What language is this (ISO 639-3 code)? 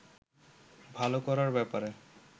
ben